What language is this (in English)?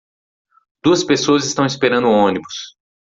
Portuguese